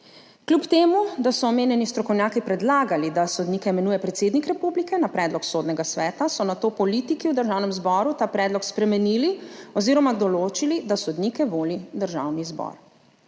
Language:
Slovenian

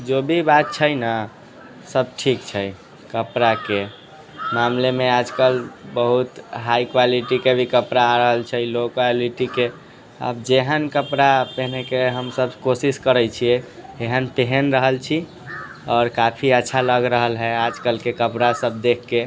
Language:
Maithili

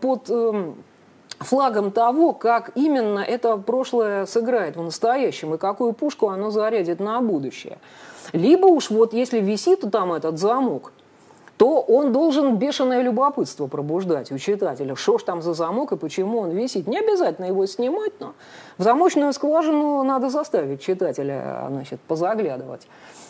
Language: Russian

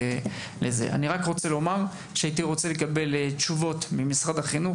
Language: Hebrew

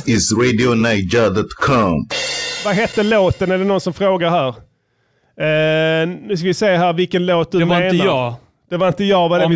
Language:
Swedish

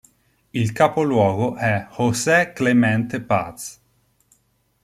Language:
Italian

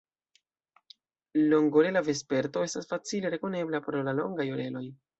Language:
Esperanto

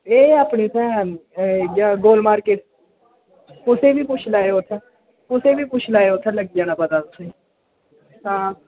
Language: Dogri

